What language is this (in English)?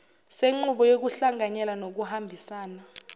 Zulu